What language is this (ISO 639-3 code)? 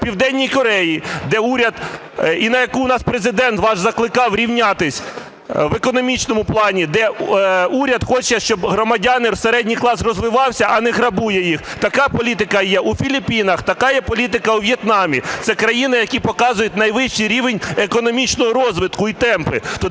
ukr